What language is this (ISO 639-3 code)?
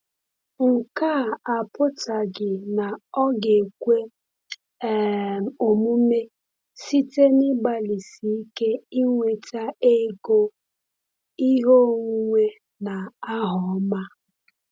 ibo